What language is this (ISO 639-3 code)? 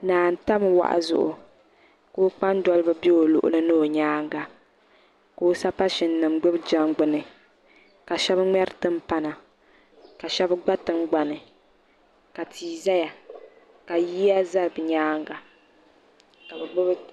dag